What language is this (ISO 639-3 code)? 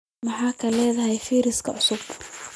som